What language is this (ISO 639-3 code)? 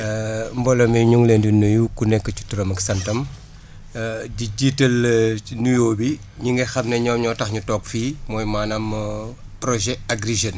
wol